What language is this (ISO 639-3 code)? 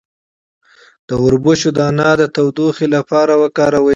pus